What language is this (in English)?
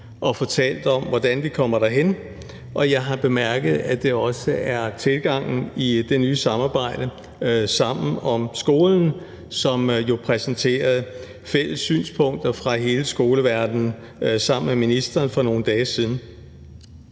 Danish